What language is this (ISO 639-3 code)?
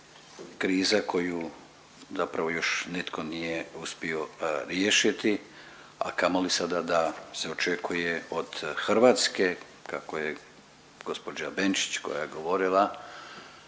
hrv